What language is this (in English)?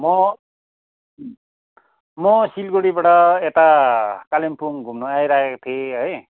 Nepali